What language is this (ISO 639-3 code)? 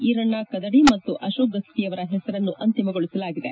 kan